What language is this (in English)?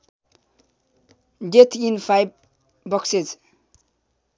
Nepali